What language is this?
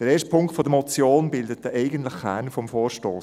Swiss German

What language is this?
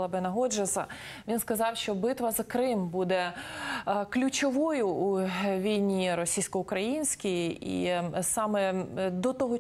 Ukrainian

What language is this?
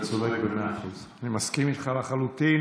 Hebrew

